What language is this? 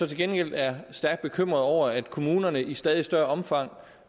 Danish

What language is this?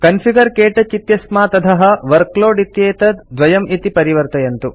Sanskrit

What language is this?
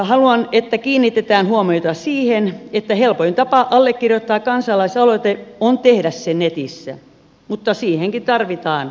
Finnish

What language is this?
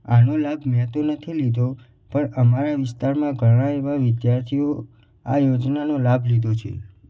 Gujarati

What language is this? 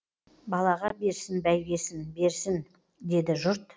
Kazakh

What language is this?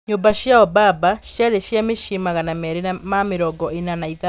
Kikuyu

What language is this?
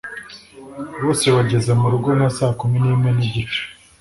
Kinyarwanda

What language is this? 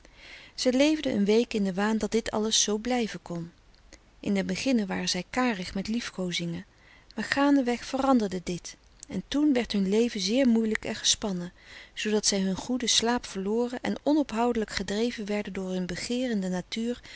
Dutch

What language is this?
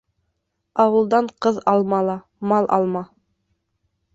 Bashkir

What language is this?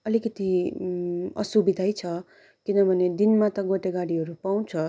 Nepali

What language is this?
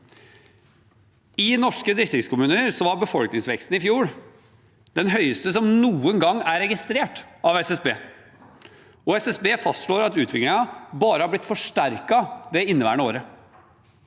Norwegian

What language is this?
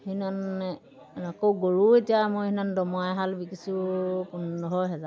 Assamese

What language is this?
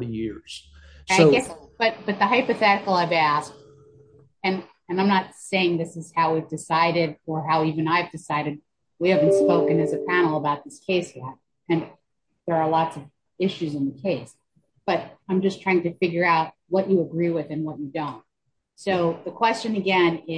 English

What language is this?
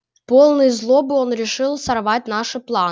Russian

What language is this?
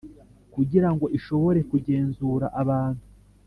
Kinyarwanda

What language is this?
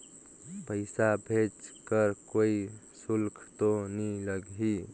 Chhattisgarhi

